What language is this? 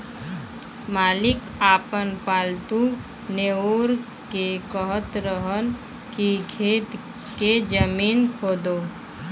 Bhojpuri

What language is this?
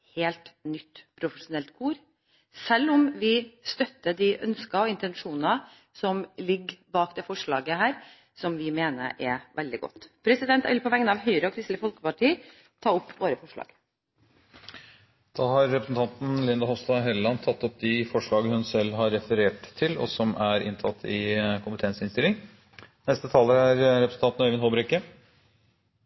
Norwegian Bokmål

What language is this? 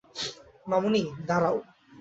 Bangla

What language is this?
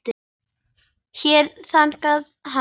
Icelandic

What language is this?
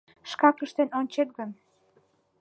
Mari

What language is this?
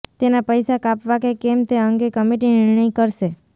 Gujarati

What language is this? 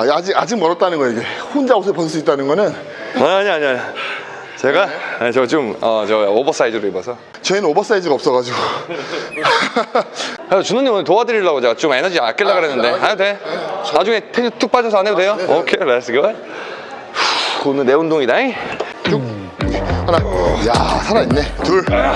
Korean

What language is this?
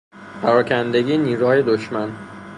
Persian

